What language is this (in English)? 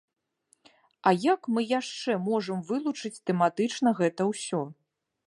Belarusian